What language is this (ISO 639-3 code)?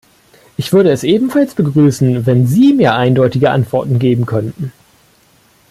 deu